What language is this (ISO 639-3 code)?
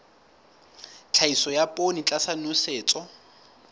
sot